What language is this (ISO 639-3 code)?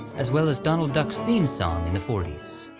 eng